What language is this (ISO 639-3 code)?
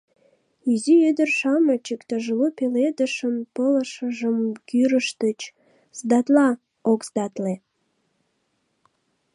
chm